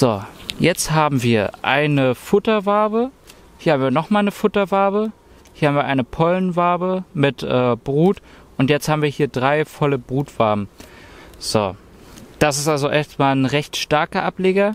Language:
German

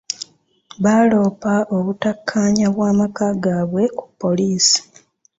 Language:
Ganda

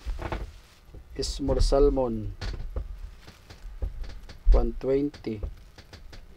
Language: Filipino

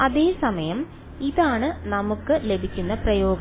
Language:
Malayalam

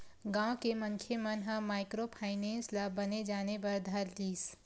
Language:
Chhattisgarhi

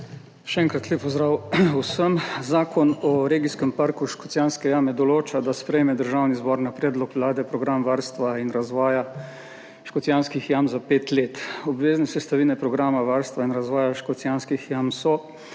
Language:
Slovenian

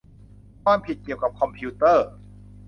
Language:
Thai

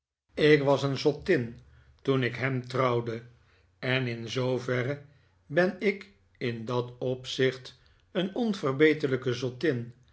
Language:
Dutch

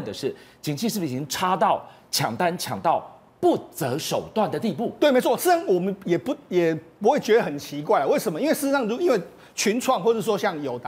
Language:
Chinese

